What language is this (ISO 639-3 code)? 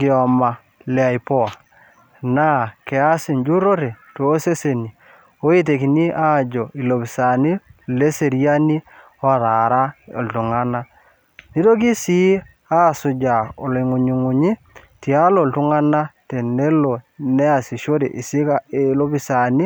mas